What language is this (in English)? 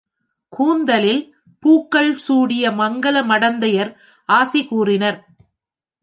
Tamil